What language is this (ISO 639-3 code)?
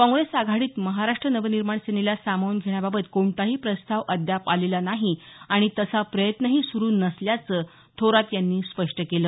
mar